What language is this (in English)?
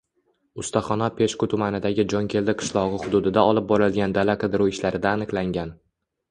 Uzbek